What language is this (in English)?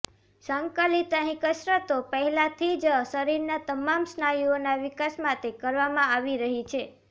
Gujarati